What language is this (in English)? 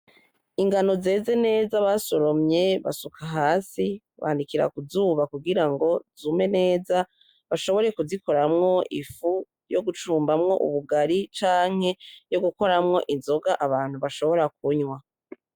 Rundi